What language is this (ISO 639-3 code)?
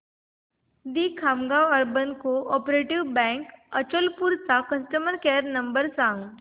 mar